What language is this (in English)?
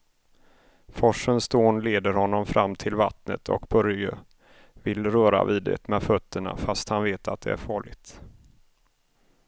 Swedish